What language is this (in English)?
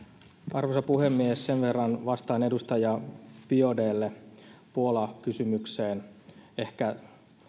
Finnish